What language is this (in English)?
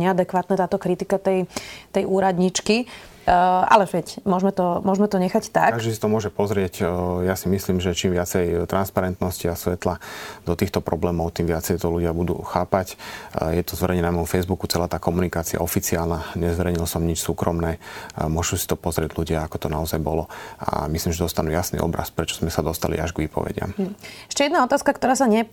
Slovak